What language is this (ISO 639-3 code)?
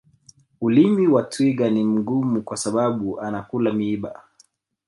swa